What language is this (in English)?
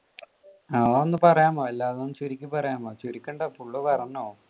Malayalam